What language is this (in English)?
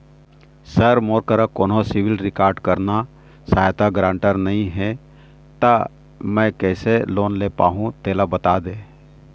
Chhattisgarhi